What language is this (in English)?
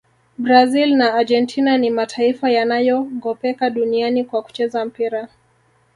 Swahili